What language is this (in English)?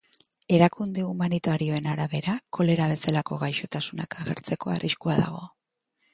Basque